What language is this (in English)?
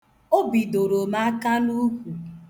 Igbo